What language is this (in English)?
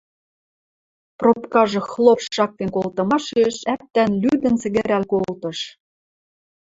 Western Mari